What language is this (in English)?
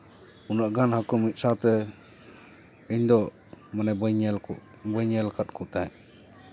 Santali